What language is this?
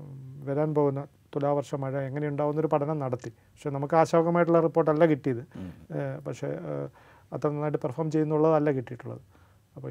Malayalam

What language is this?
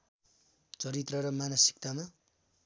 Nepali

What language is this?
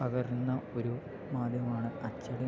Malayalam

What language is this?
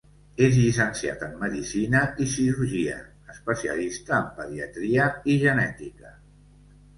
Catalan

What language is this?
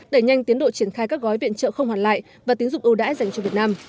Vietnamese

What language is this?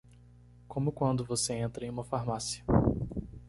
Portuguese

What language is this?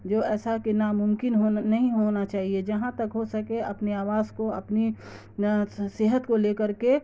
Urdu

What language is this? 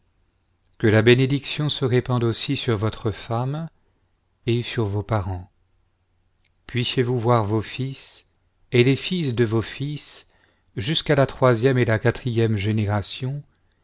French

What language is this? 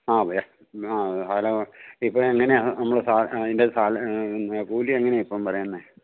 Malayalam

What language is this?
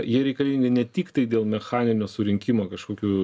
Lithuanian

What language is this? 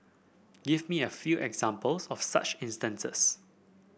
English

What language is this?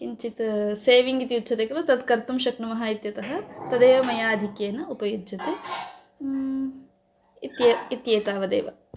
Sanskrit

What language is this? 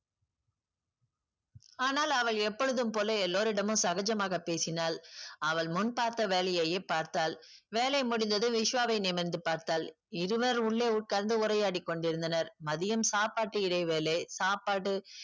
Tamil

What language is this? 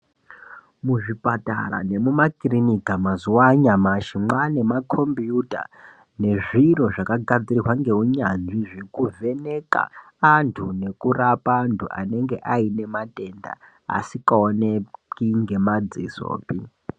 Ndau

